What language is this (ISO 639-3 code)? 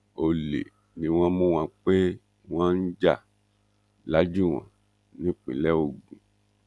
yor